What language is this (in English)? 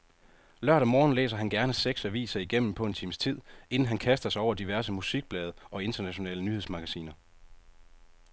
Danish